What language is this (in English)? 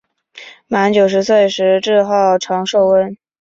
Chinese